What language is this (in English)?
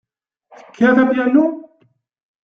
Kabyle